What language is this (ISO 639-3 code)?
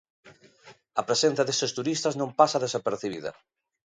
glg